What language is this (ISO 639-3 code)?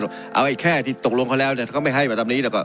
tha